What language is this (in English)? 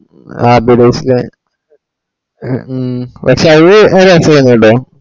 Malayalam